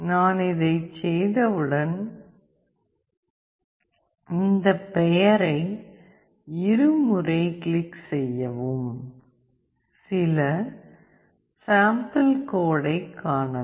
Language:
Tamil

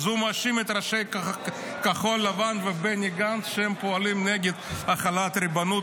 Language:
Hebrew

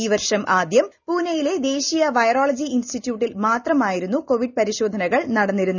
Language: Malayalam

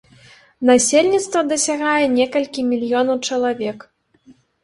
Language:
Belarusian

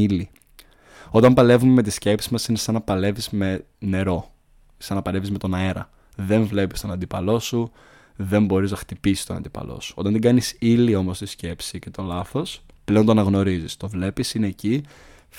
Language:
Greek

